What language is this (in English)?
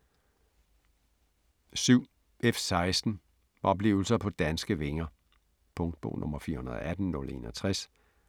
Danish